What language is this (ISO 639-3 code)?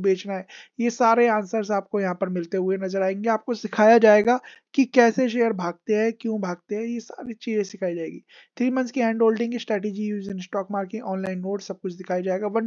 hin